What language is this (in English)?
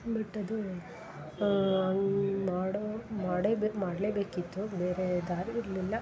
Kannada